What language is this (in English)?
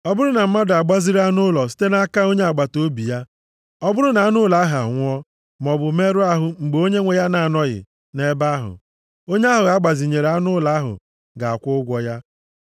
Igbo